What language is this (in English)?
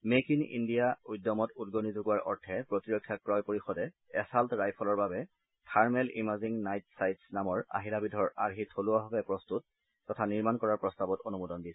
Assamese